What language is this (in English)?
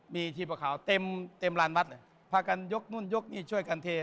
Thai